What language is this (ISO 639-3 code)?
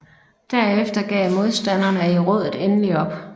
dan